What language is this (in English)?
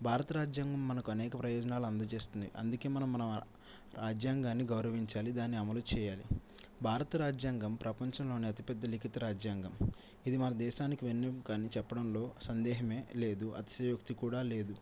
Telugu